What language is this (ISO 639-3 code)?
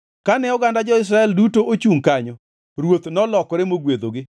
luo